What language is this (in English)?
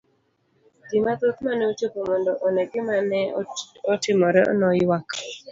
Luo (Kenya and Tanzania)